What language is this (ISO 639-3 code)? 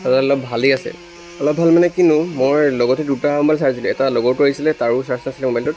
asm